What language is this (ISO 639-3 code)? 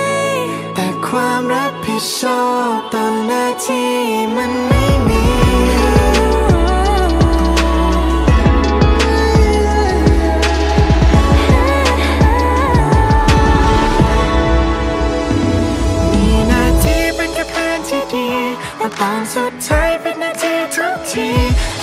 tha